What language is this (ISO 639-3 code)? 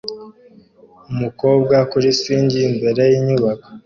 kin